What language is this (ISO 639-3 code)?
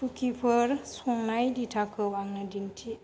brx